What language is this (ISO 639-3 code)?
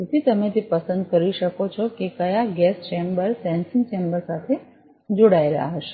guj